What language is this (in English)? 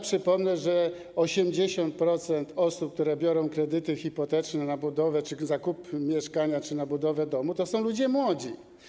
Polish